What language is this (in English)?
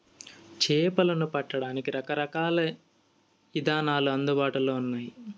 Telugu